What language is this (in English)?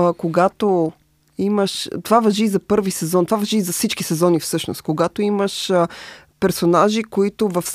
Bulgarian